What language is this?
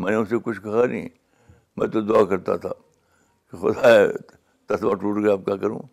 Urdu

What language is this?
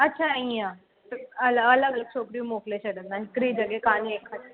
Sindhi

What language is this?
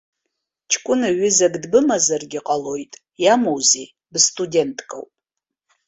Abkhazian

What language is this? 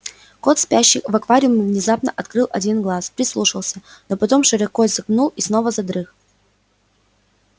Russian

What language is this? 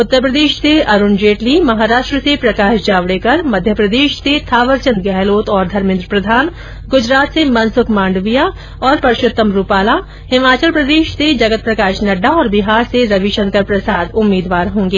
Hindi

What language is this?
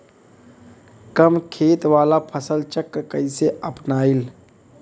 Bhojpuri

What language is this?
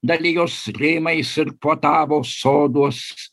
Lithuanian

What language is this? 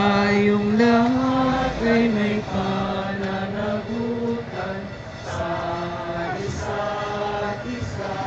Filipino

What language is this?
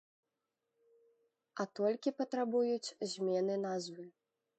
Belarusian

